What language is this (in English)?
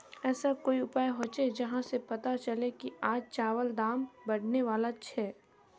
Magahi